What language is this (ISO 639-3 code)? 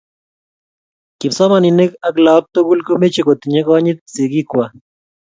kln